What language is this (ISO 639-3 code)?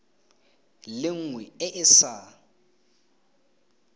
tsn